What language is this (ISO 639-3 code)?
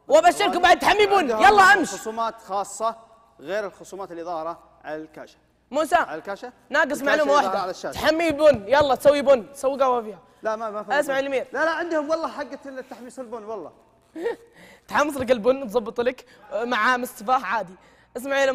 ara